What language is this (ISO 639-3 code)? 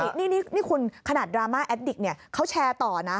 tha